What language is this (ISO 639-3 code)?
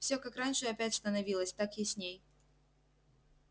rus